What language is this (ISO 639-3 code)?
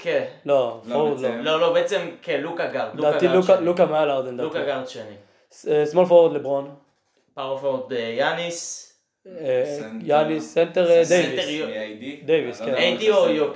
heb